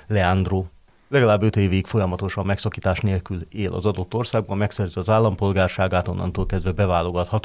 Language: Hungarian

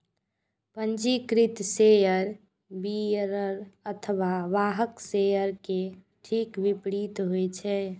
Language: Maithili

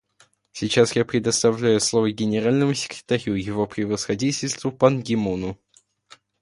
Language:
Russian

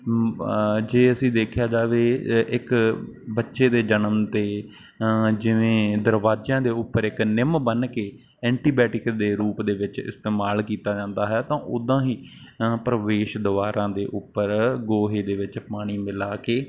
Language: Punjabi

